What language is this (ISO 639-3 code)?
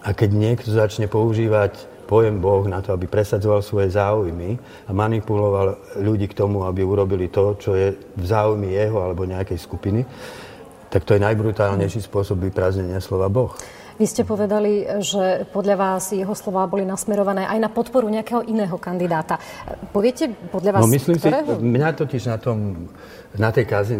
slk